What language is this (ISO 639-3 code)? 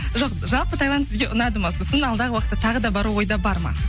kaz